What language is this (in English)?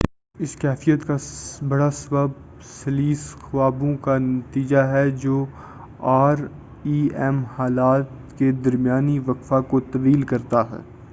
Urdu